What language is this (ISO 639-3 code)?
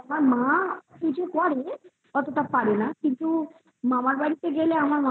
ben